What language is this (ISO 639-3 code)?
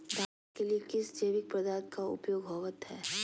mag